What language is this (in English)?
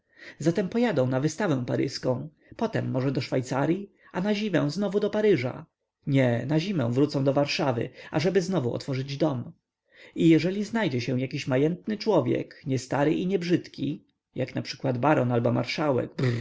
Polish